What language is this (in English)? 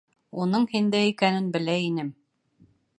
Bashkir